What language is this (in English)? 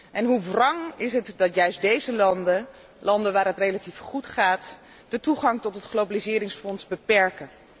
Dutch